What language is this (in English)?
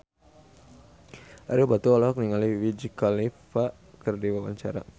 Sundanese